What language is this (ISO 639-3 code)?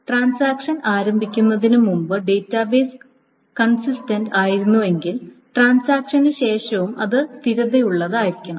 mal